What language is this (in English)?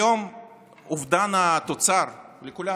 Hebrew